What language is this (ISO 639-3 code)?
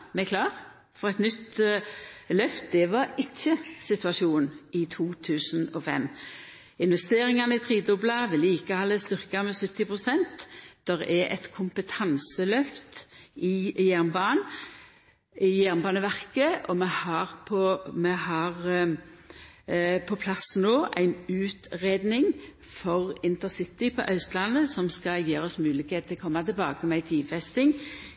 nno